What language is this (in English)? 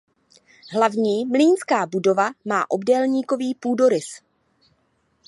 Czech